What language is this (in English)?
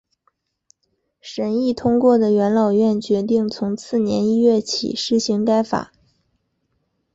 Chinese